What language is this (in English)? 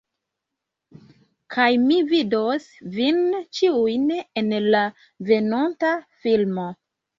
Esperanto